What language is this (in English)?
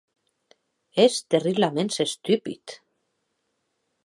Occitan